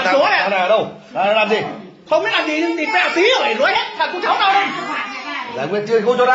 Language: Vietnamese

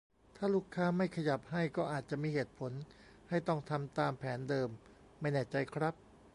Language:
Thai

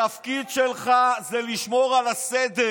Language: Hebrew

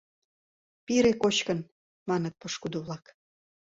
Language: Mari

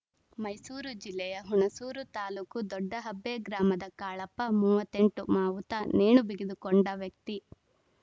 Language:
Kannada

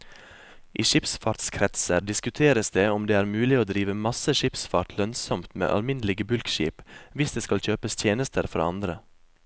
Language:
Norwegian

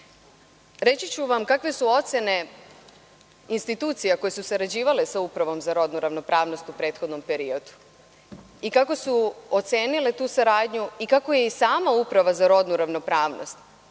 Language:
Serbian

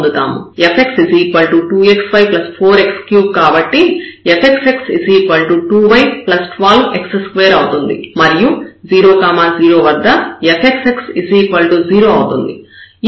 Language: Telugu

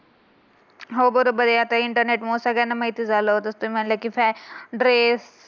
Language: Marathi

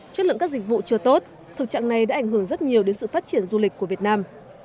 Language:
Vietnamese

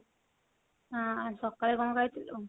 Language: Odia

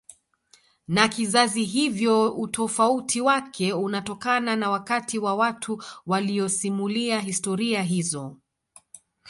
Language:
Swahili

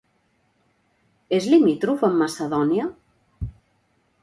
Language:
Catalan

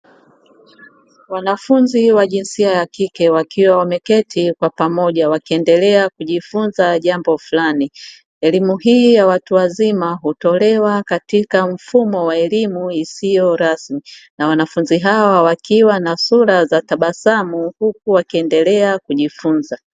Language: Swahili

